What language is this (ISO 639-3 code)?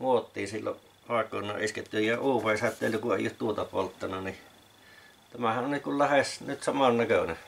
fin